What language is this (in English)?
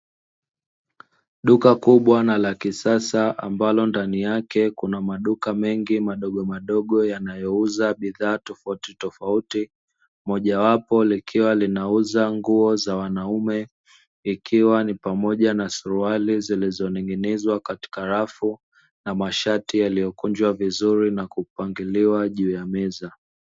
Swahili